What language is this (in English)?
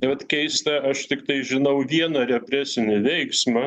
Lithuanian